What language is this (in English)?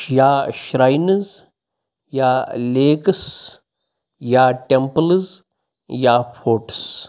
Kashmiri